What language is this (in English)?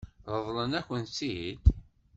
Kabyle